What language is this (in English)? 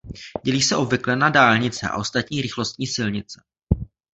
Czech